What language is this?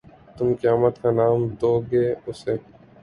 Urdu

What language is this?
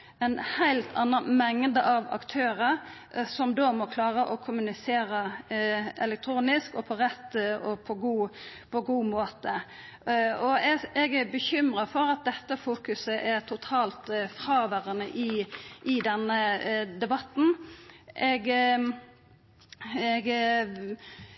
Norwegian Nynorsk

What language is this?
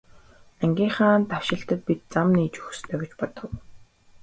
Mongolian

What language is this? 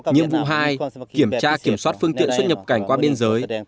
Vietnamese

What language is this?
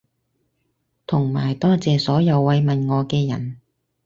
Cantonese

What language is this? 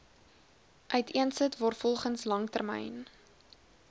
Afrikaans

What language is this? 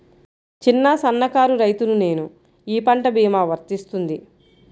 Telugu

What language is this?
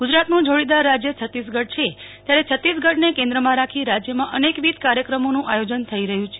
Gujarati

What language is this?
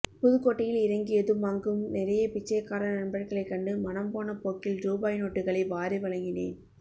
Tamil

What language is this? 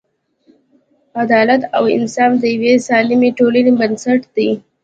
Pashto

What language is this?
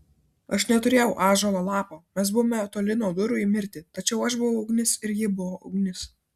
Lithuanian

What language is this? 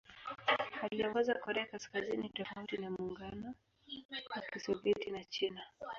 Swahili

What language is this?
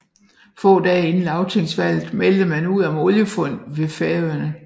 Danish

